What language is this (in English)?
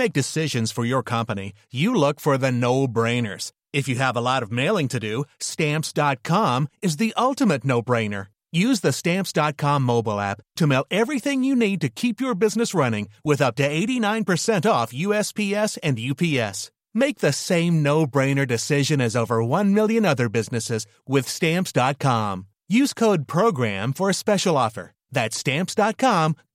French